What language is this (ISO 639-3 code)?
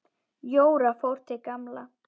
isl